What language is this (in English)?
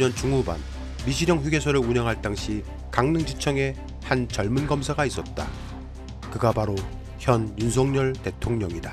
Korean